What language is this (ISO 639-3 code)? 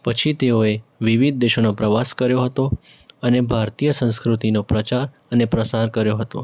guj